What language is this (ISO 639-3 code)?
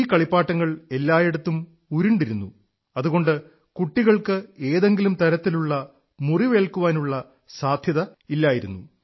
mal